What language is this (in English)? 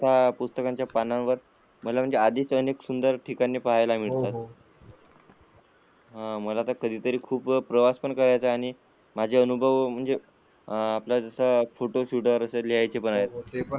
Marathi